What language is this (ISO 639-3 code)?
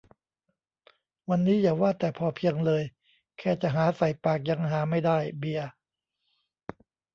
tha